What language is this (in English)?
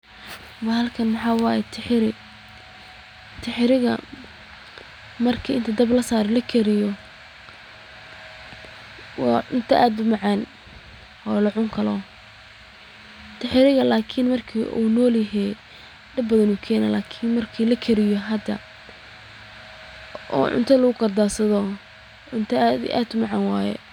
Somali